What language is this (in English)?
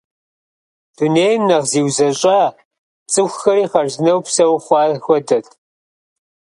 Kabardian